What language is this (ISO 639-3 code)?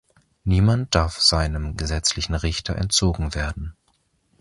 deu